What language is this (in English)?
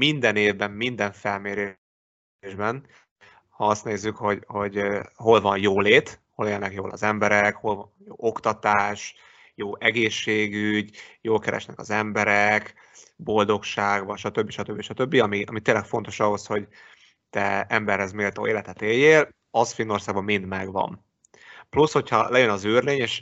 Hungarian